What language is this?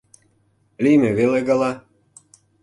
Mari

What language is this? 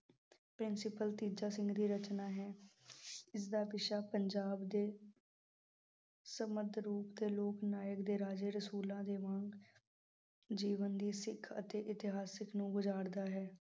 Punjabi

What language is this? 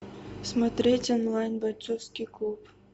Russian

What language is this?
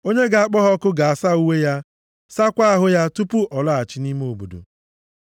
Igbo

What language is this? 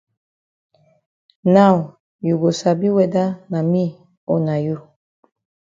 Cameroon Pidgin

